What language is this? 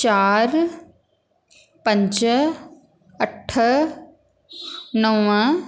Sindhi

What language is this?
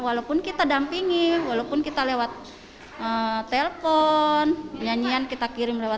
Indonesian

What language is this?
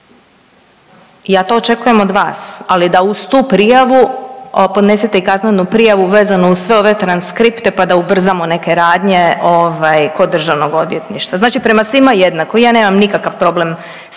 Croatian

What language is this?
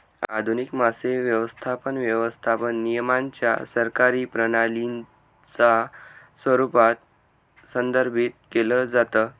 Marathi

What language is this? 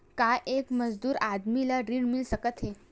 Chhattisgarhi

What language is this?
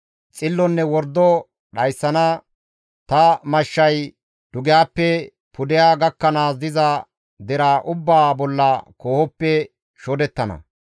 Gamo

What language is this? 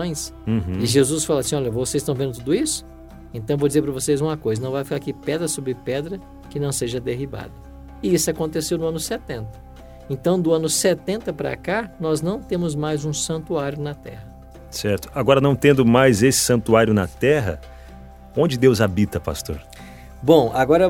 Portuguese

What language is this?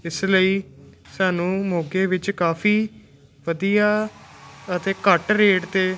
Punjabi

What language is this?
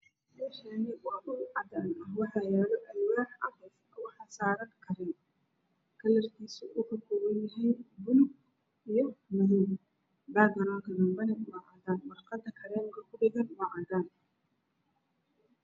Somali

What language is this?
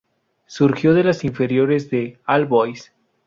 Spanish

